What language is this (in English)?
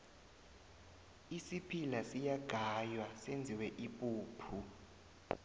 South Ndebele